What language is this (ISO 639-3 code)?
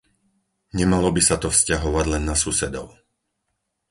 slk